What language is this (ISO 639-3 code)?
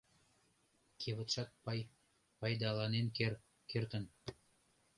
chm